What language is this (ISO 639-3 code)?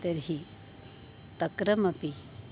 san